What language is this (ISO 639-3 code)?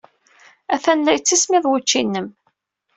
kab